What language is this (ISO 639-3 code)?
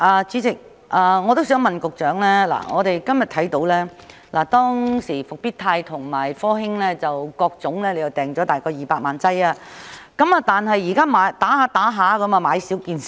yue